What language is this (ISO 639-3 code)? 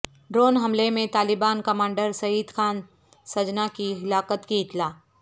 urd